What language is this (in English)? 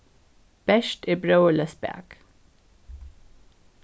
Faroese